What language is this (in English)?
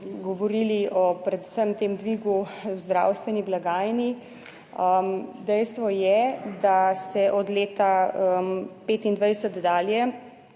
Slovenian